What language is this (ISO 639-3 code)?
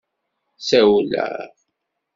kab